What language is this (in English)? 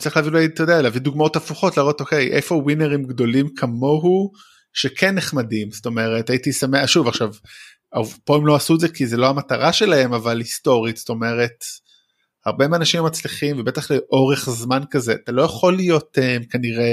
Hebrew